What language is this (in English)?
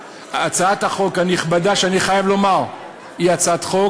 Hebrew